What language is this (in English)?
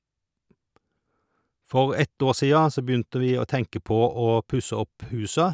Norwegian